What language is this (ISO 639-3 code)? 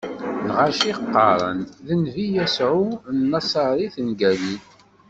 kab